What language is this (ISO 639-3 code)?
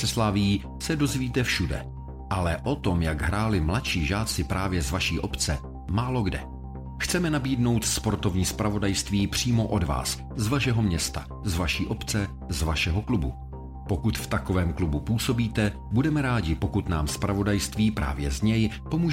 ces